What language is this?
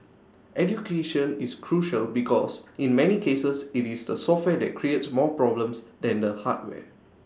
English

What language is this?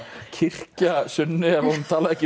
Icelandic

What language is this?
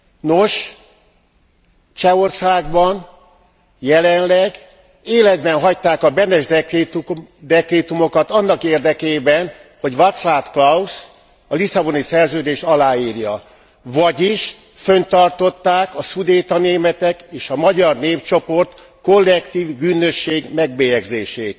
Hungarian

